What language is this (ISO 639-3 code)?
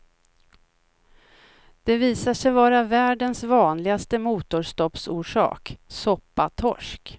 swe